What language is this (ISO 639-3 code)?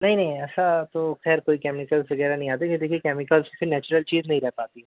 urd